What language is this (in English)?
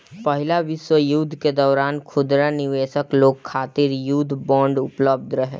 Bhojpuri